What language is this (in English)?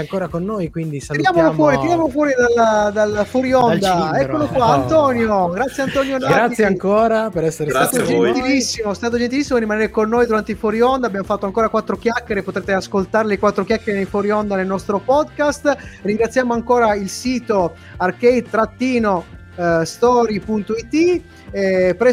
Italian